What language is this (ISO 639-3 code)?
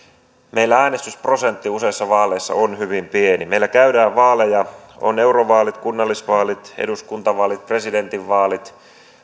fin